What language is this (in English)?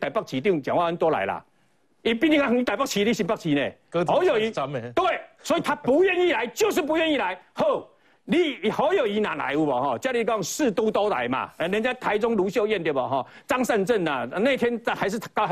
Chinese